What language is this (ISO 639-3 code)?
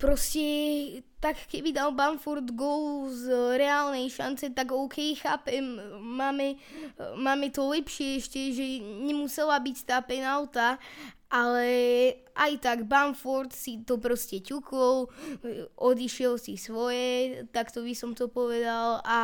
slk